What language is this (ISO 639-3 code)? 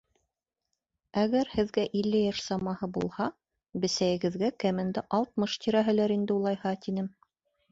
bak